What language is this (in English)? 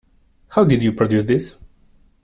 English